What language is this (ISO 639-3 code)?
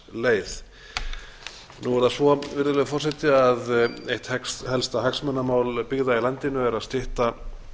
isl